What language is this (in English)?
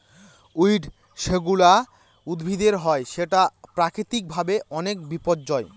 Bangla